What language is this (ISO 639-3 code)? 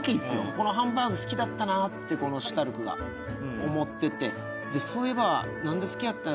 jpn